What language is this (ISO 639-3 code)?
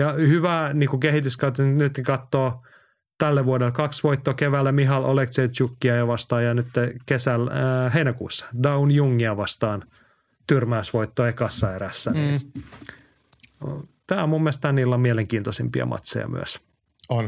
fin